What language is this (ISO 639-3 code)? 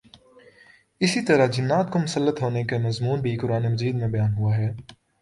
urd